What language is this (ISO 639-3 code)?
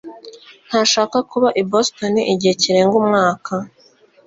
kin